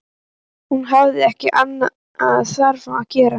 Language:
Icelandic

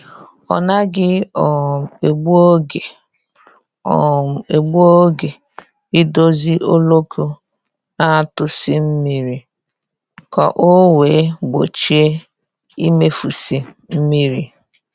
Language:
Igbo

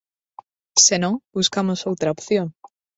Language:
Galician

